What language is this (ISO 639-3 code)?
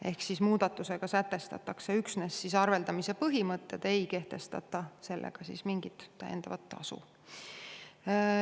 est